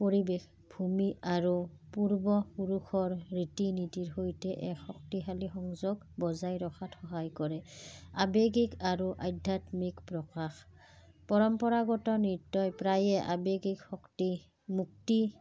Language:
Assamese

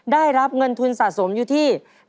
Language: Thai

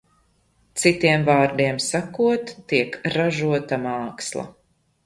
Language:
Latvian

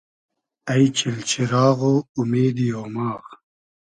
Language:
Hazaragi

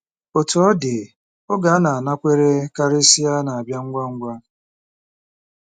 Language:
Igbo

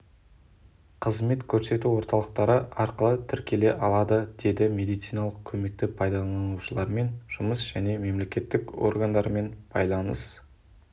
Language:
Kazakh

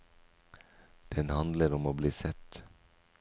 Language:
Norwegian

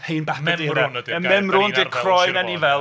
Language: Welsh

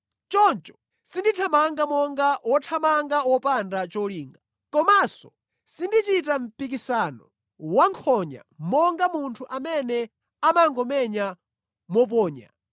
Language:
Nyanja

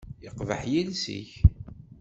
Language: Kabyle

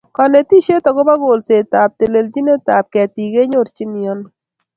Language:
Kalenjin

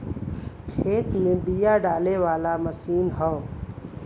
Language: Bhojpuri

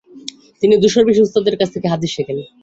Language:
Bangla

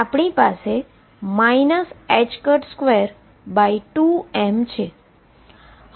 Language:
Gujarati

